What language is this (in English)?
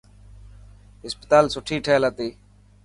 Dhatki